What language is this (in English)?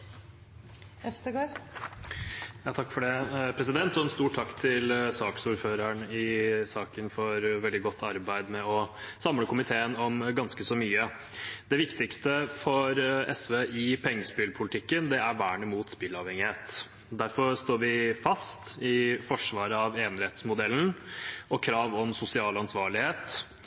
Norwegian